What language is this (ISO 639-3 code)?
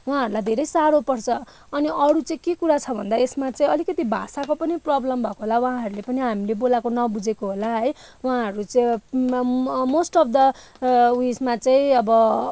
nep